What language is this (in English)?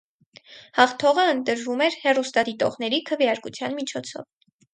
Armenian